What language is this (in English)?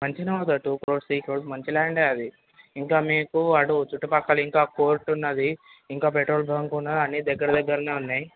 Telugu